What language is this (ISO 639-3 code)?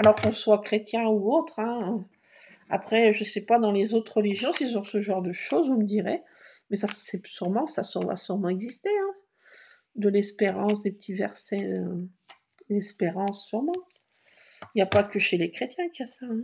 fra